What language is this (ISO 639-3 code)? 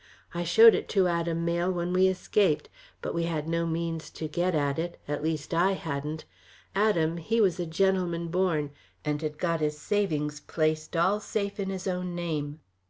eng